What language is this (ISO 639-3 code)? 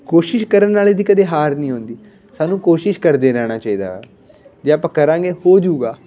pan